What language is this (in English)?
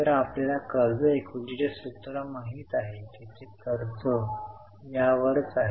Marathi